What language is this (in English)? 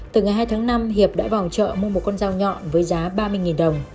Vietnamese